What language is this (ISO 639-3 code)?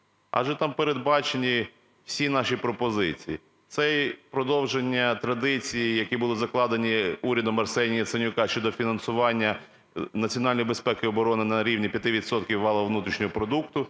ukr